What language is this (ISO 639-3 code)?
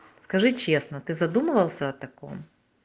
rus